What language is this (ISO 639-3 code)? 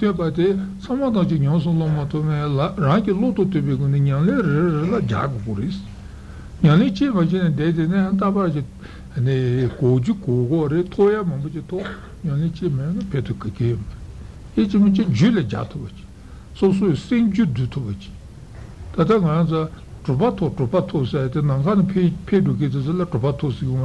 ita